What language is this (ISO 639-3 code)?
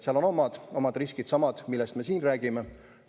est